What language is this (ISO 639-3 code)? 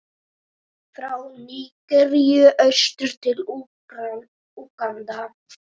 isl